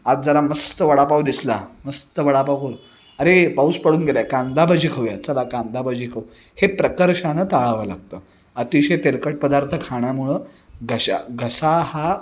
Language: Marathi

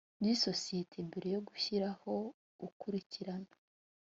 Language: Kinyarwanda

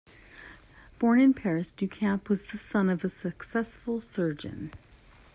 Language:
English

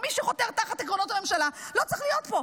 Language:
Hebrew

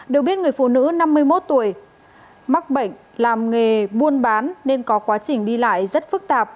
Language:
Vietnamese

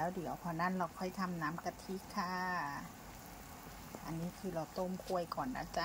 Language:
Thai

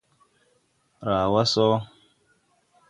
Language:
Tupuri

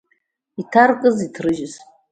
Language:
Abkhazian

